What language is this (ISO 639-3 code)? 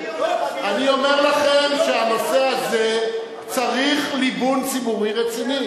heb